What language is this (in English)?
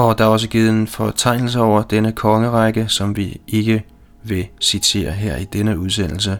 Danish